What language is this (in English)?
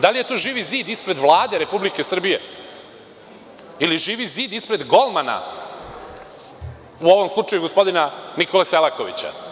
Serbian